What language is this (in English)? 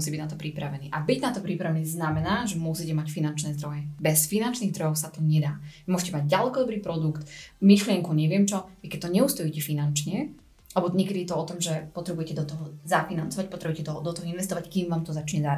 Slovak